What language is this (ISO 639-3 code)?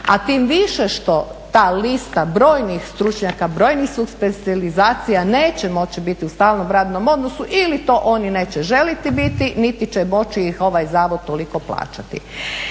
hrv